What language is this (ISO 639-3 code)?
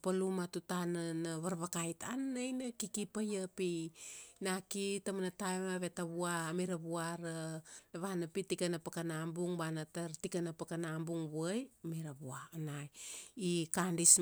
ksd